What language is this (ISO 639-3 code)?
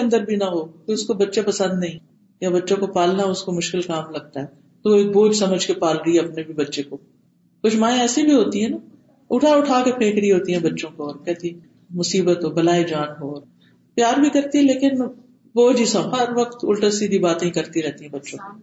urd